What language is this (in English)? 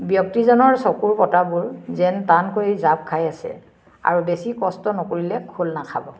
Assamese